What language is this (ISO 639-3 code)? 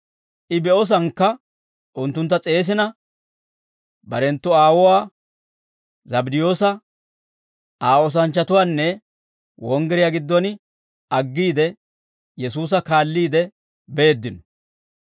dwr